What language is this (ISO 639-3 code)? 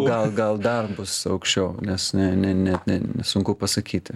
lit